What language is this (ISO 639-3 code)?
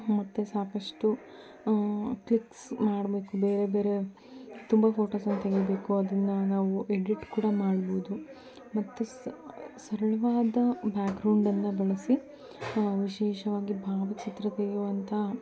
kan